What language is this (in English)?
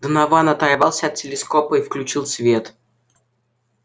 Russian